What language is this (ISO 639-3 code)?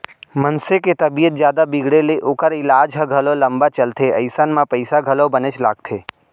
hne